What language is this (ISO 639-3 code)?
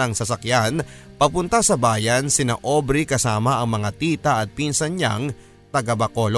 fil